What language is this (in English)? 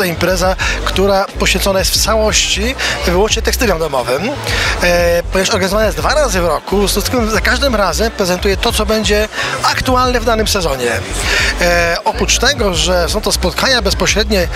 Polish